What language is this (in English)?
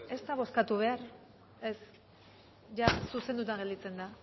Basque